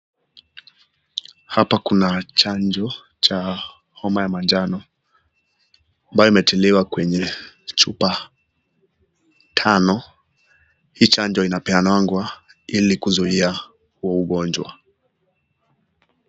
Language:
Swahili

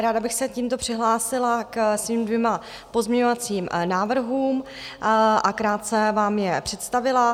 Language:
Czech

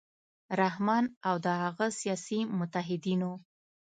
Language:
Pashto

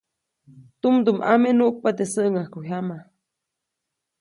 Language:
Copainalá Zoque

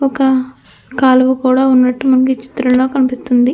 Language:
Telugu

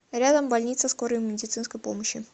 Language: Russian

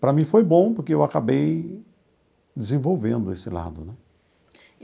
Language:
Portuguese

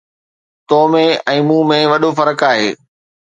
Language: Sindhi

